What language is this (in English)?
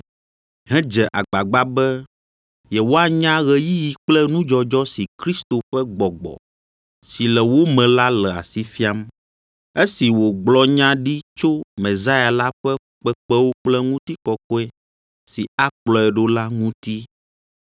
Ewe